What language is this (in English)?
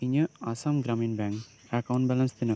Santali